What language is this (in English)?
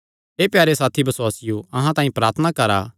Kangri